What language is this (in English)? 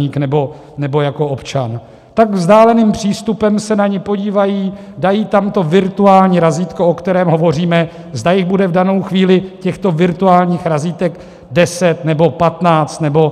Czech